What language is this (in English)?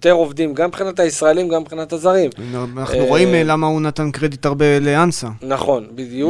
Hebrew